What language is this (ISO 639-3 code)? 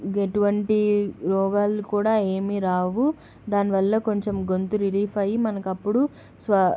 tel